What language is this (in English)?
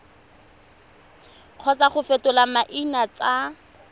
Tswana